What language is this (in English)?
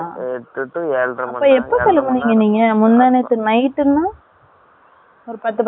Tamil